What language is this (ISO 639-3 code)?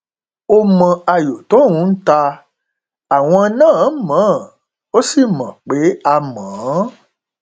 yor